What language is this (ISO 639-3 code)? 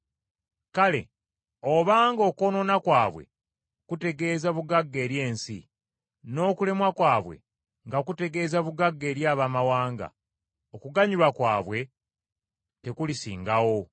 lug